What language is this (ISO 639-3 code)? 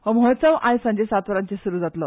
kok